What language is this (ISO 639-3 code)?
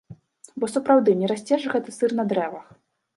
bel